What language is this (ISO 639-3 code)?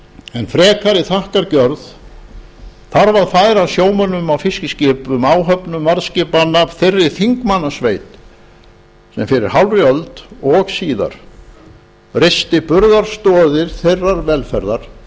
isl